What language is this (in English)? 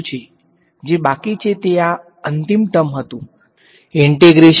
Gujarati